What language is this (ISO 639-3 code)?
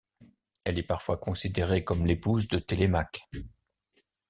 fra